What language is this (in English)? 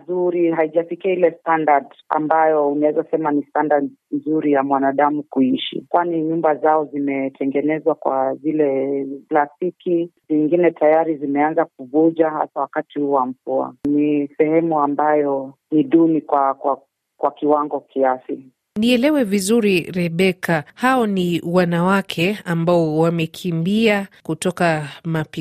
Swahili